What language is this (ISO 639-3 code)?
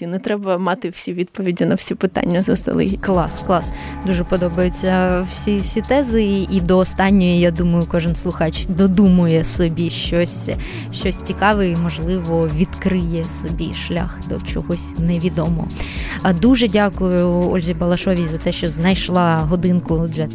ukr